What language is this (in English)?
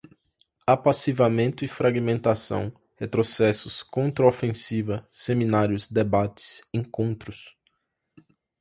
Portuguese